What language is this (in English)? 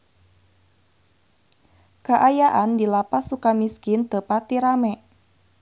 Sundanese